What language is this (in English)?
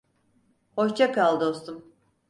Turkish